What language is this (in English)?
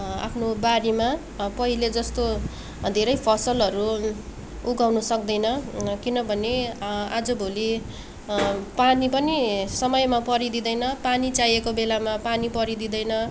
Nepali